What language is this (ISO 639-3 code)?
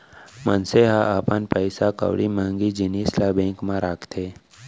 hne